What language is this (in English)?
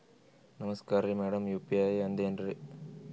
Kannada